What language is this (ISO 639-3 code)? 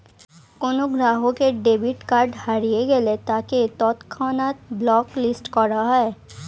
ben